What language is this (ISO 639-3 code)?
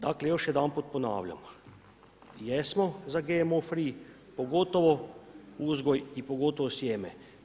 hrv